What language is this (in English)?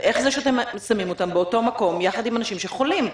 Hebrew